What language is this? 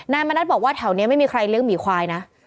Thai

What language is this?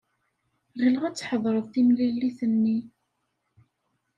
Kabyle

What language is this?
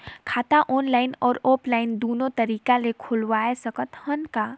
Chhattisgarhi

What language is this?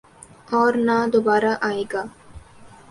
Urdu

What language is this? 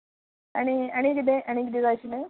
Konkani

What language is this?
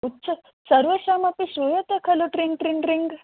Sanskrit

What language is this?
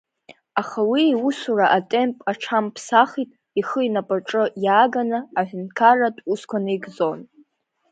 Abkhazian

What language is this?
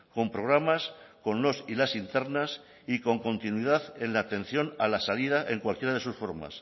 Spanish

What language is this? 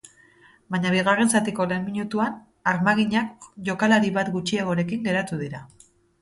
Basque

